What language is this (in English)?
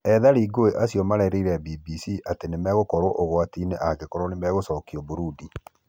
Kikuyu